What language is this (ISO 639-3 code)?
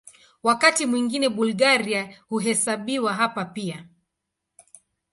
swa